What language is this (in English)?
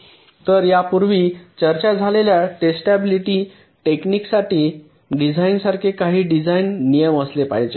Marathi